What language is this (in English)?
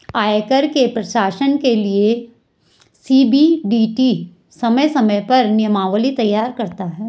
Hindi